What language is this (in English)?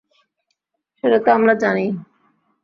Bangla